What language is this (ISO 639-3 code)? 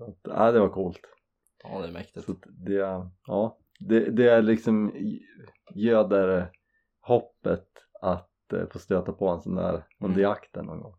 swe